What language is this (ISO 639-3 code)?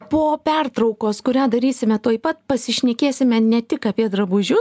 lit